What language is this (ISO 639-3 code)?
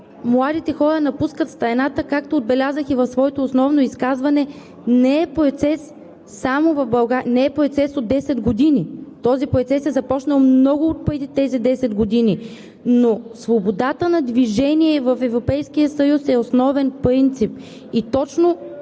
bul